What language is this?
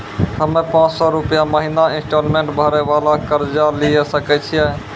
Maithili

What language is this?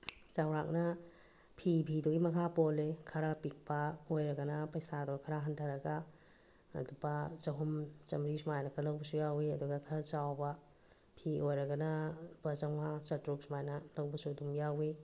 Manipuri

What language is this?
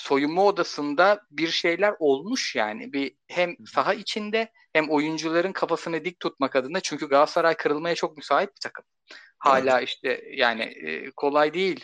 Turkish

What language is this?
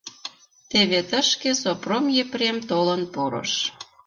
Mari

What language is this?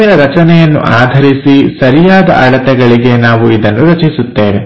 Kannada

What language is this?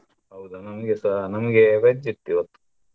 Kannada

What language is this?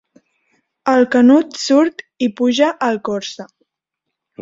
Catalan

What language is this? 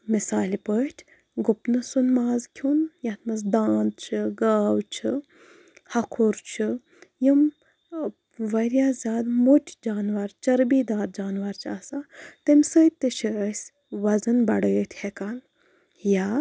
Kashmiri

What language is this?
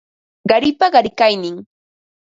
Ambo-Pasco Quechua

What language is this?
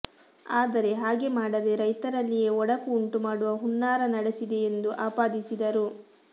Kannada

